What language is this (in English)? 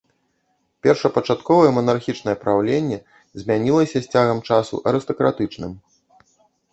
Belarusian